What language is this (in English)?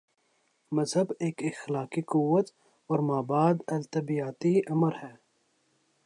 Urdu